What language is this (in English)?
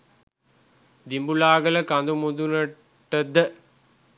Sinhala